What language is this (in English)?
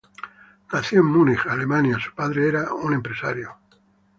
Spanish